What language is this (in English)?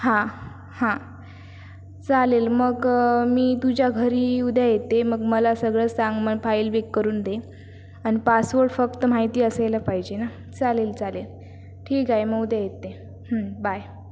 Marathi